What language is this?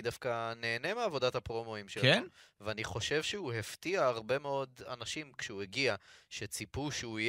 Hebrew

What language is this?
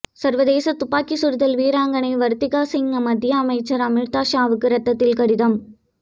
Tamil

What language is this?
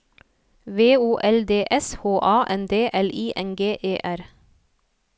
Norwegian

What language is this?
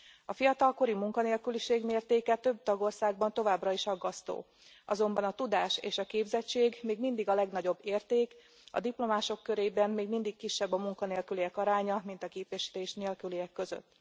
Hungarian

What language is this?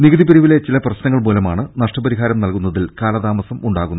Malayalam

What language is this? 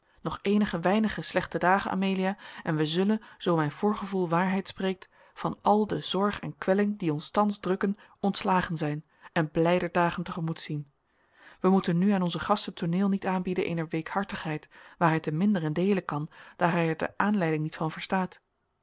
Dutch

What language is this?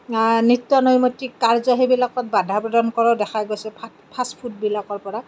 Assamese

